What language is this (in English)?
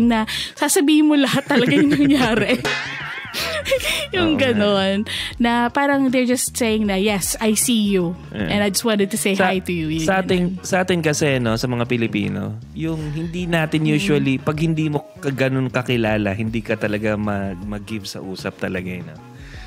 Filipino